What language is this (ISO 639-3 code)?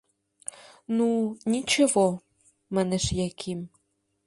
chm